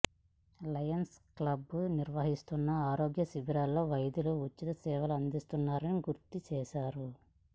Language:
Telugu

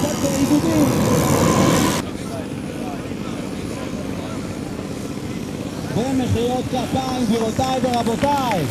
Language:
Hebrew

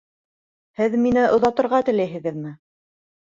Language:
Bashkir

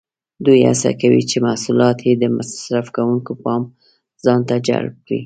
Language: Pashto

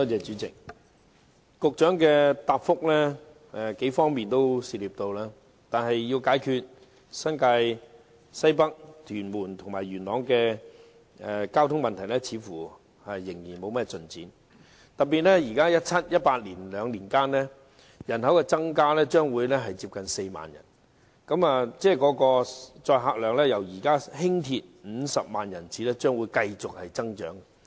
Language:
Cantonese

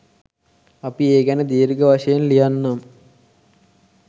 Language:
Sinhala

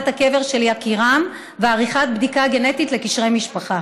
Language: Hebrew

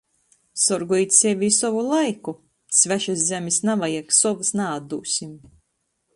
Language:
Latgalian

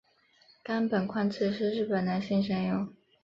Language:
Chinese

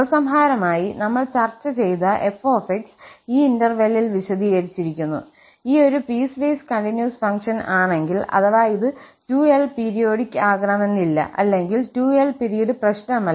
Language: Malayalam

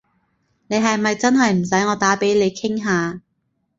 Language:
Cantonese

